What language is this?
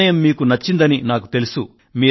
Telugu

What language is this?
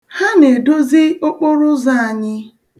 Igbo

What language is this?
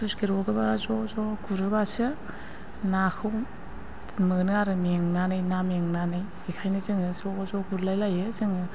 Bodo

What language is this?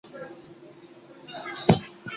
Chinese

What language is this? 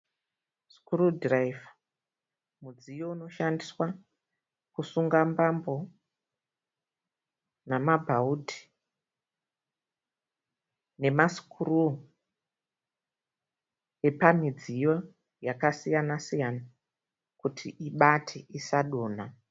Shona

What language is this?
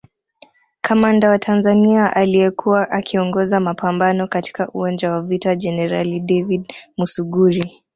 Swahili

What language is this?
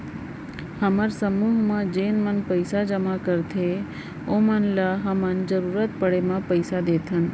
Chhattisgarhi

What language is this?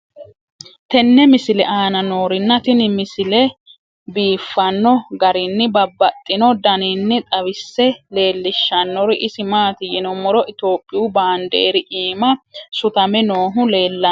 Sidamo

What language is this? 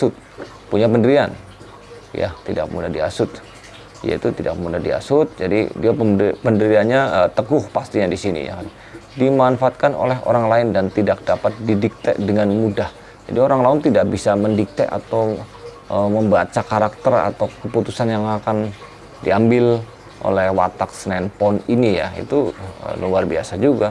Indonesian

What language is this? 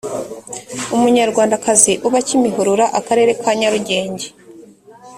Kinyarwanda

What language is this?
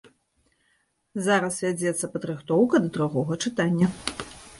Belarusian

